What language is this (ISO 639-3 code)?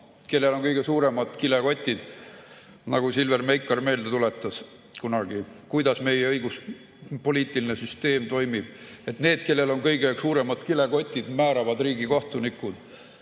est